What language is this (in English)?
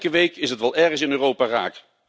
Dutch